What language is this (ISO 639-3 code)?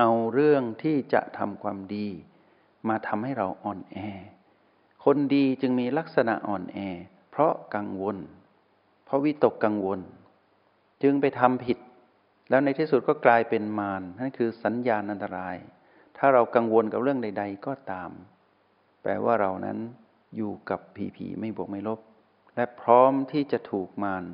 tha